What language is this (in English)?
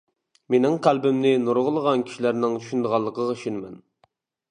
Uyghur